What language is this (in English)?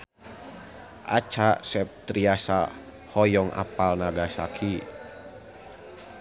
Sundanese